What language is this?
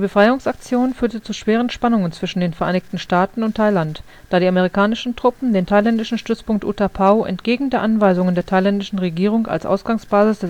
German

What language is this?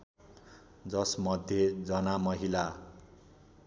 Nepali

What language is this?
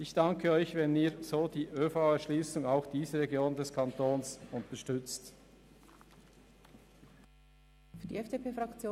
Swiss German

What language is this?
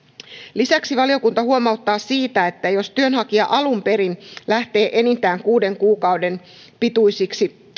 Finnish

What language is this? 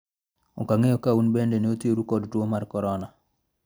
Luo (Kenya and Tanzania)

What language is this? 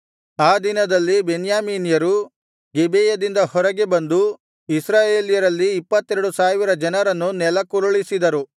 Kannada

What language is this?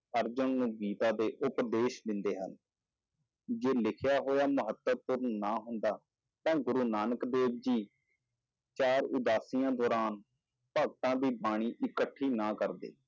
Punjabi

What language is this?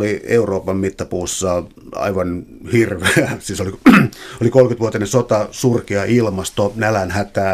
Finnish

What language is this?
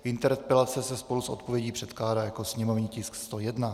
Czech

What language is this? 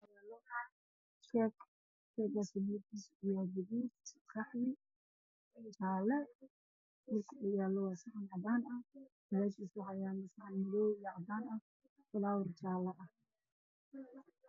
Somali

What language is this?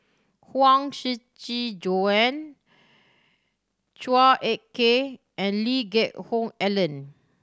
English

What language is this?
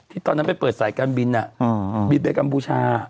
Thai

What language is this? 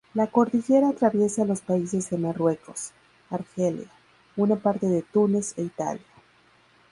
Spanish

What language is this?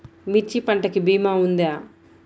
Telugu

